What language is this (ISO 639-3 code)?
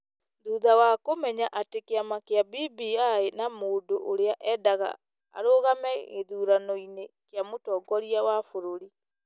kik